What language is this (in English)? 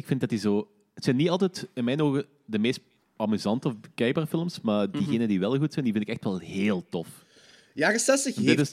Dutch